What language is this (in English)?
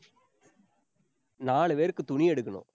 Tamil